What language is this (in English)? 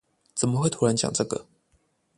Chinese